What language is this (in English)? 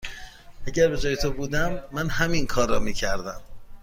Persian